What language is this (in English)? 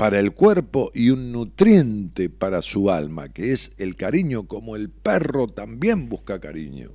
Spanish